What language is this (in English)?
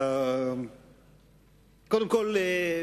Hebrew